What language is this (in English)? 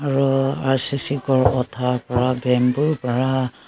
Naga Pidgin